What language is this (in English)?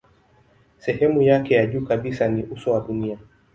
Swahili